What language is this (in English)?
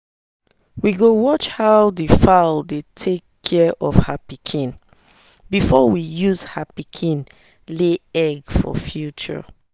Nigerian Pidgin